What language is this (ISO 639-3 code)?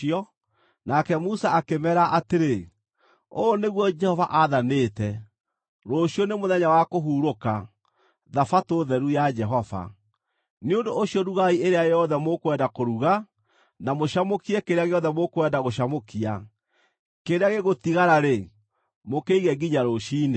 kik